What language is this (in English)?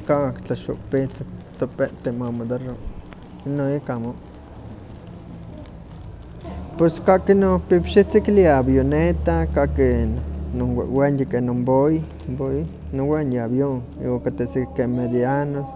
Huaxcaleca Nahuatl